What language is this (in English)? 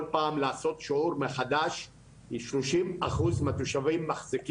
Hebrew